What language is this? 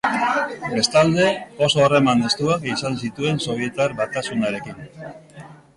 Basque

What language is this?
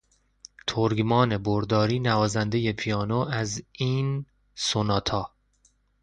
Persian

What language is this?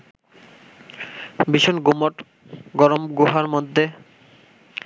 Bangla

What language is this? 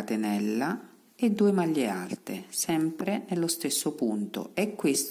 Italian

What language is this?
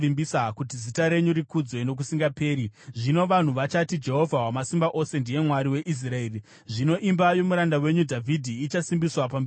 Shona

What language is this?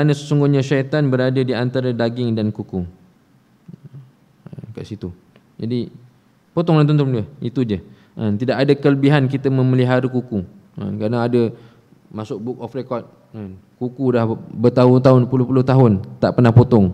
Malay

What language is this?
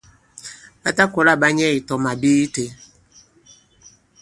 Bankon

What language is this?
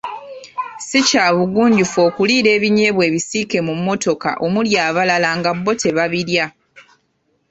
Ganda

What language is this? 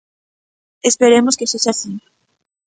Galician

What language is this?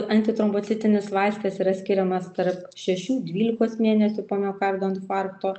Lithuanian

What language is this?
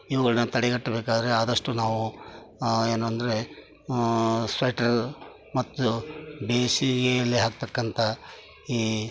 Kannada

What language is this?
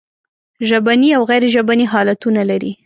Pashto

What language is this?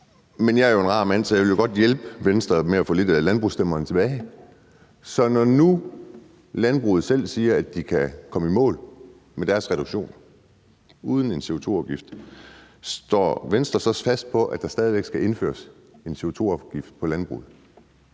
Danish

